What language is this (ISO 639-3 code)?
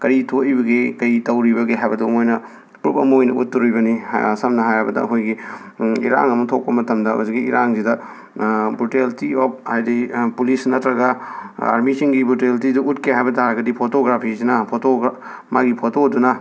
mni